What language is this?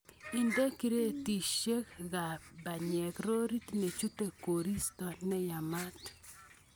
Kalenjin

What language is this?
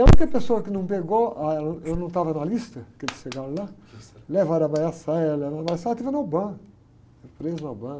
Portuguese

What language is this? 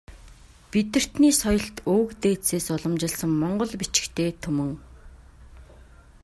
Mongolian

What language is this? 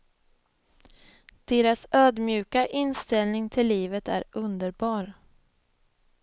Swedish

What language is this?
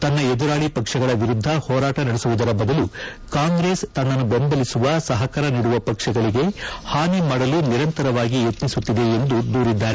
Kannada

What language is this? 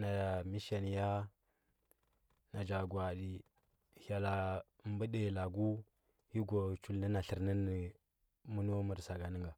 Huba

